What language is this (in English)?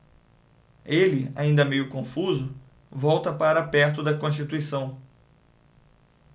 Portuguese